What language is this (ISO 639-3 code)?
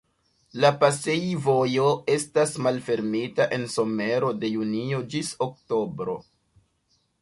epo